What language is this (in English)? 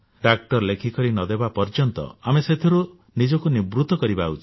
Odia